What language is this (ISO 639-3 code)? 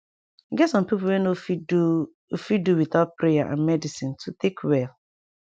pcm